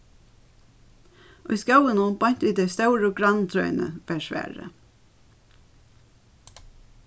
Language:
Faroese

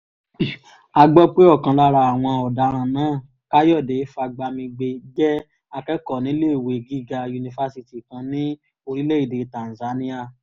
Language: Yoruba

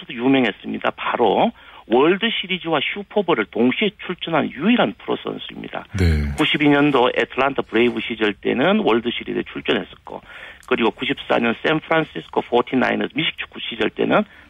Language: Korean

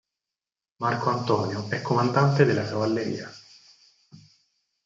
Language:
Italian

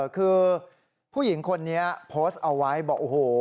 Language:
Thai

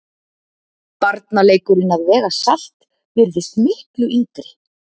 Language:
Icelandic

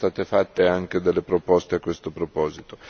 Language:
Italian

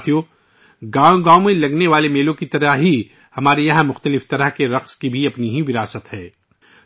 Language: Urdu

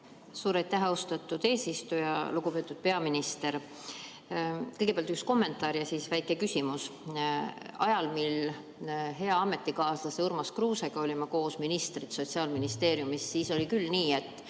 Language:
Estonian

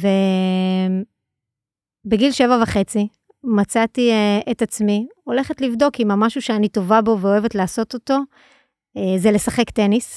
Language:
Hebrew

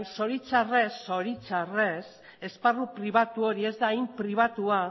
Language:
Basque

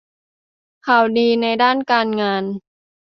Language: Thai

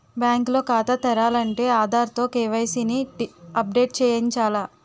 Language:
Telugu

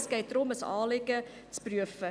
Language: Swiss German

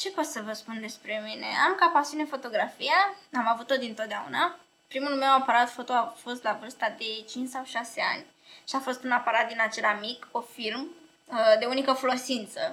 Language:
Romanian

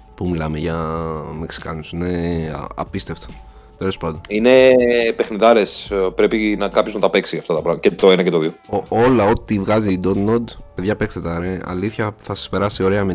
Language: Greek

